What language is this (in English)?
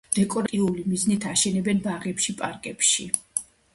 Georgian